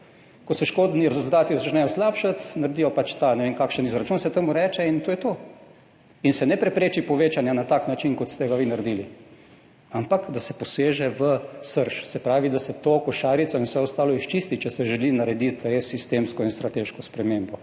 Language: Slovenian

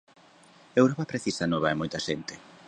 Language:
Galician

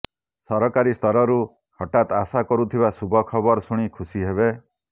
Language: Odia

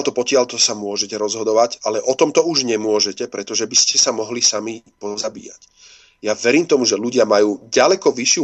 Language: Slovak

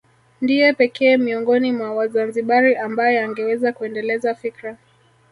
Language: Swahili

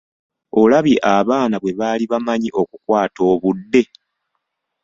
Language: Ganda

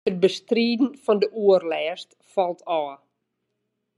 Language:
Western Frisian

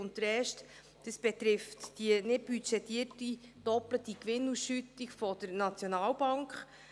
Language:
Swiss German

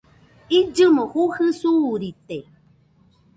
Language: Nüpode Huitoto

